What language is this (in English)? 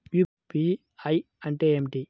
Telugu